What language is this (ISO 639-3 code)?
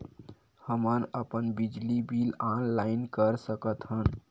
hne